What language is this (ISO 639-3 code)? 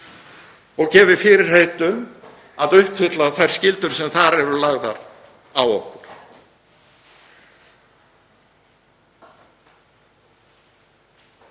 isl